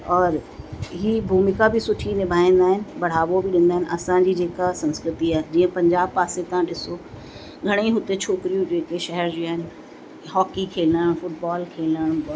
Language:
Sindhi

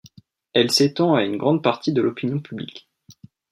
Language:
French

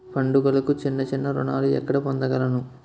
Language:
Telugu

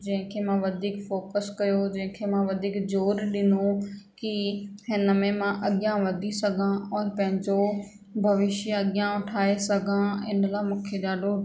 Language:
Sindhi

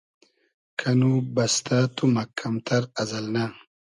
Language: Hazaragi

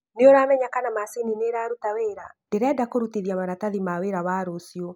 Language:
Kikuyu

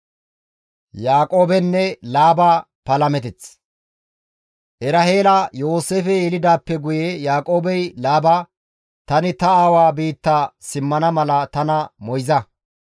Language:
Gamo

